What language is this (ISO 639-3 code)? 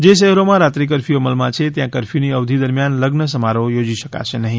guj